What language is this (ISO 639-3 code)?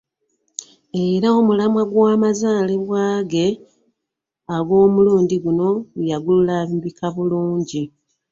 lug